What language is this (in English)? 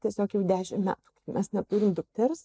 Lithuanian